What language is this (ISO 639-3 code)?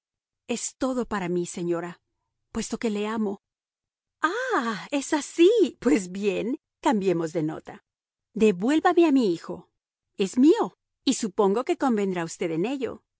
spa